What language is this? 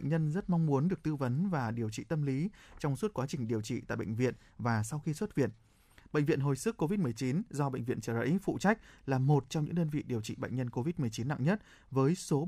Vietnamese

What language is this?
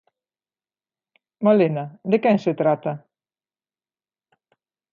Galician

